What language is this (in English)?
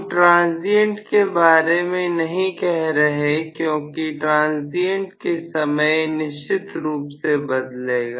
Hindi